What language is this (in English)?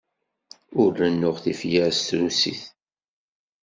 Kabyle